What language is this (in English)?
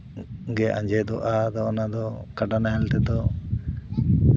Santali